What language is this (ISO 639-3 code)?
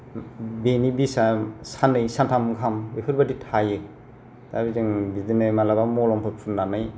brx